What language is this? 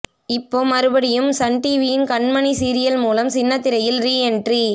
Tamil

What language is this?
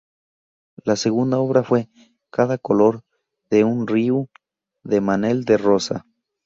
Spanish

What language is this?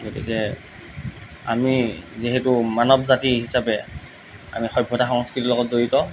Assamese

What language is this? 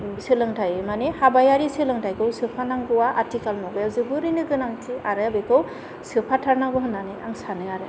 Bodo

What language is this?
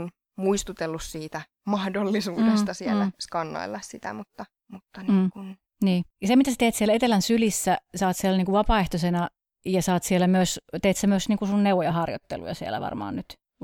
Finnish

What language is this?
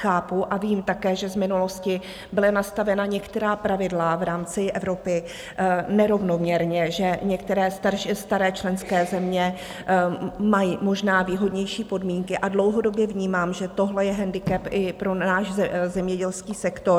Czech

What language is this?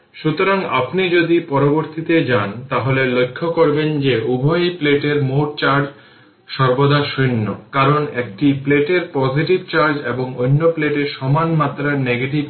Bangla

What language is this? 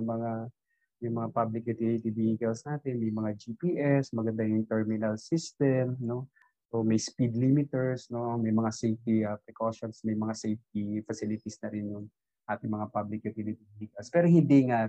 Filipino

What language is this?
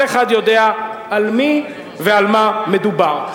Hebrew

